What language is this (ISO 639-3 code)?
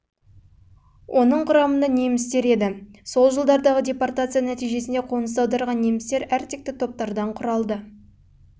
kaz